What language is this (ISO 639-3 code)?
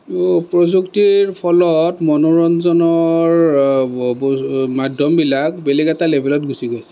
asm